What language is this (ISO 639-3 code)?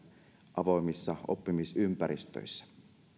fin